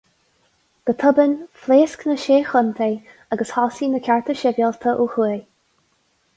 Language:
Irish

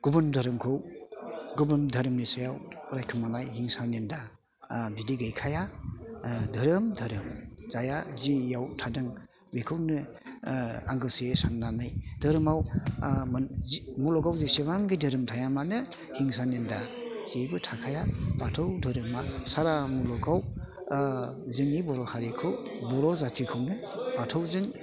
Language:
Bodo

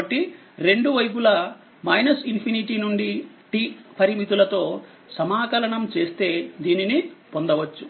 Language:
Telugu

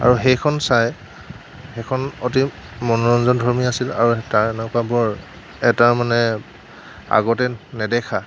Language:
Assamese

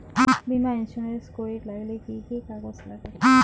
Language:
Bangla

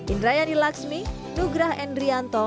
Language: Indonesian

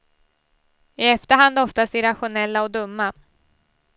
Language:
Swedish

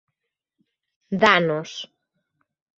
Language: Galician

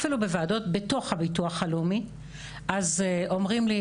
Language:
Hebrew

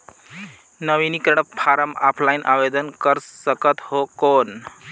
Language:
Chhattisgarhi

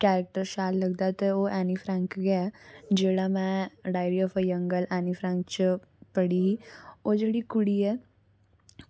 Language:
Dogri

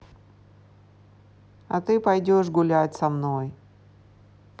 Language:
Russian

